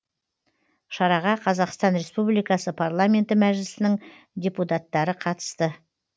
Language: Kazakh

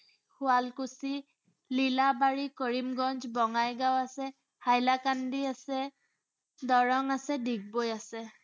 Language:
Assamese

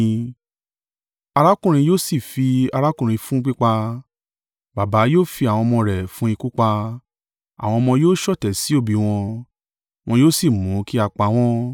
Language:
Yoruba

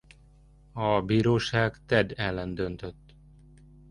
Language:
Hungarian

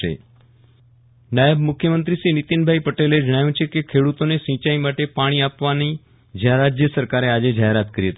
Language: Gujarati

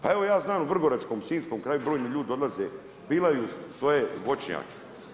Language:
Croatian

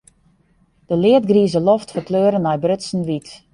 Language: Western Frisian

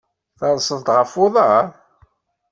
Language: Kabyle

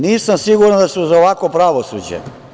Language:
Serbian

